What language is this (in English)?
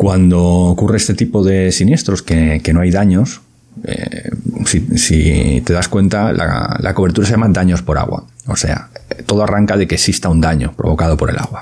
Spanish